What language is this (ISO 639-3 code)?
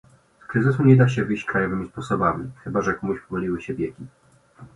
pol